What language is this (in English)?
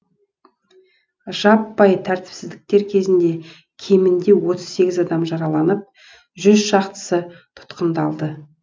Kazakh